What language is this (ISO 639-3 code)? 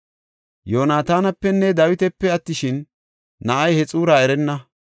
gof